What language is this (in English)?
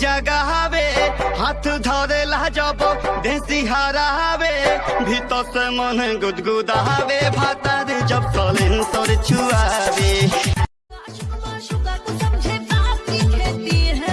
Hindi